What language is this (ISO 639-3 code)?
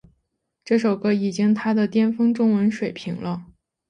zho